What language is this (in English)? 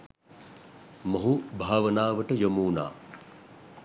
Sinhala